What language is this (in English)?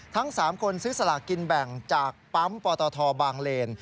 Thai